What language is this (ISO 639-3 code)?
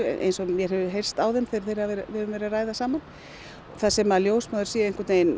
isl